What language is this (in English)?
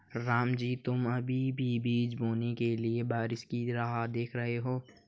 Hindi